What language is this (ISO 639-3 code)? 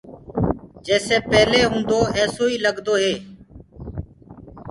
ggg